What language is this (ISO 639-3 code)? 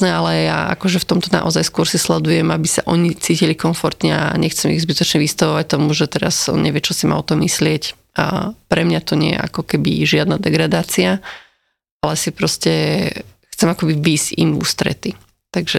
slk